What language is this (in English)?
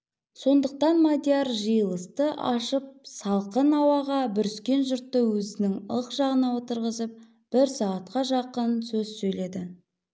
Kazakh